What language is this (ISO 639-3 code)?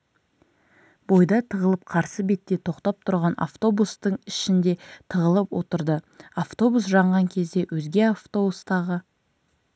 kaz